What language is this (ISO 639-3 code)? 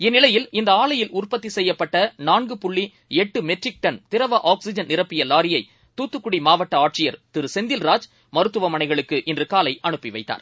tam